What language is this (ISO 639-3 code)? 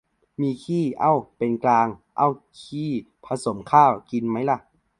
tha